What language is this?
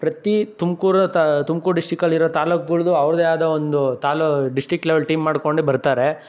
Kannada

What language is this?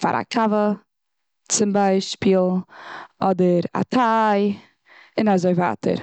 Yiddish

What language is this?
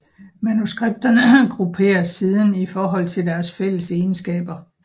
Danish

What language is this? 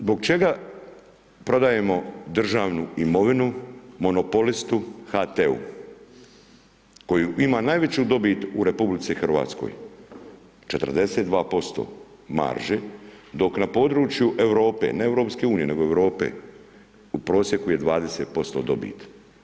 Croatian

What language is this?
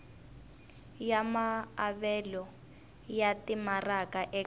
Tsonga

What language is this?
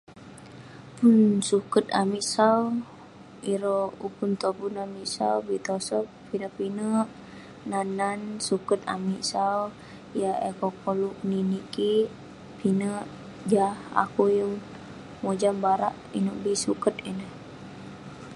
Western Penan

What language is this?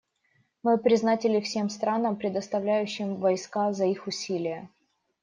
Russian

